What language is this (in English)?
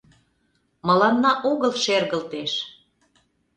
Mari